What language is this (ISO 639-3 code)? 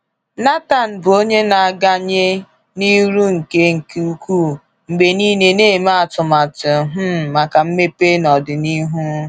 ibo